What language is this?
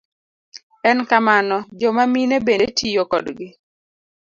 Luo (Kenya and Tanzania)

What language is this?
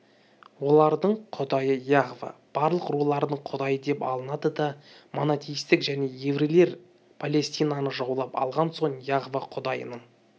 Kazakh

